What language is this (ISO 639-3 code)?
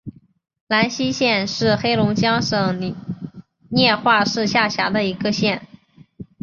zho